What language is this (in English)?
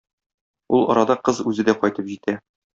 Tatar